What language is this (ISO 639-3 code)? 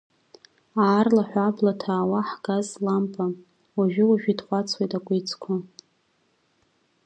abk